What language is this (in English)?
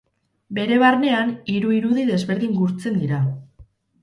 Basque